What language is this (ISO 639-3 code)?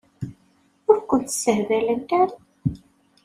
kab